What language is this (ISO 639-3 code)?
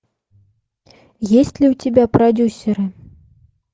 rus